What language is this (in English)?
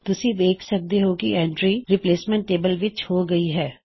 Punjabi